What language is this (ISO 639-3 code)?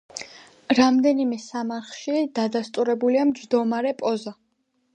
kat